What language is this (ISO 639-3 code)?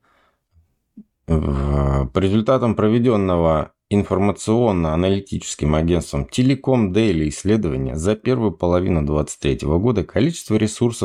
rus